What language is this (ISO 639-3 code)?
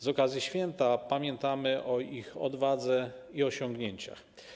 pol